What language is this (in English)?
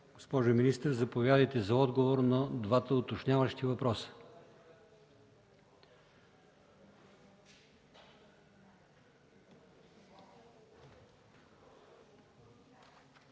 Bulgarian